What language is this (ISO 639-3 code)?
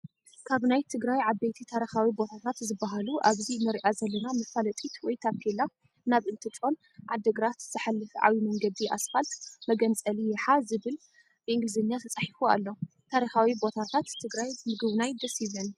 tir